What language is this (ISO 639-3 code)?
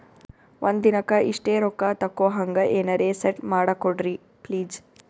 kan